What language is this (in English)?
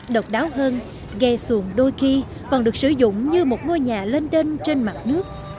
Vietnamese